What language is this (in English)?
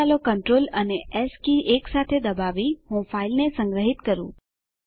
Gujarati